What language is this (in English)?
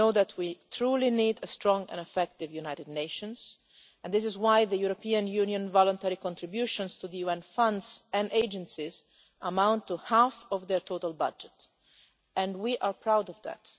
English